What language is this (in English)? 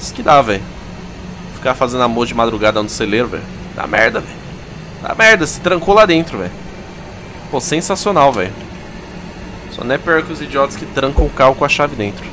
Portuguese